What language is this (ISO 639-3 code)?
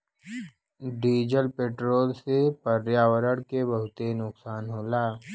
bho